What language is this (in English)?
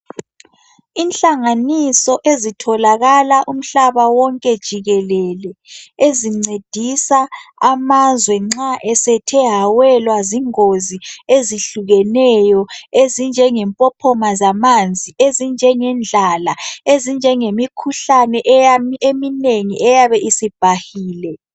North Ndebele